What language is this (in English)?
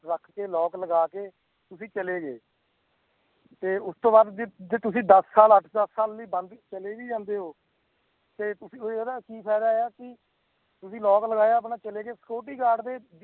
Punjabi